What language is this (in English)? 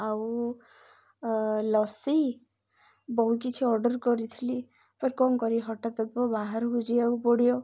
Odia